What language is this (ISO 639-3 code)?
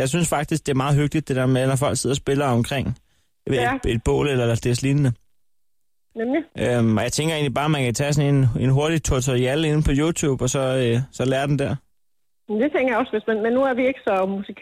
dan